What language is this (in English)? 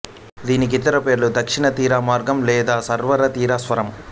Telugu